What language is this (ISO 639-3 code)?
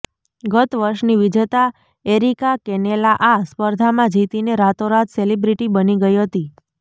guj